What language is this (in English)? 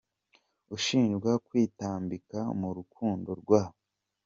Kinyarwanda